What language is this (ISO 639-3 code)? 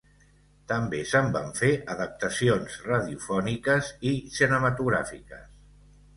cat